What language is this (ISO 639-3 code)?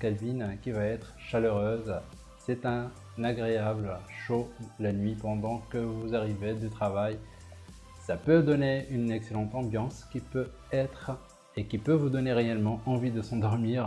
fra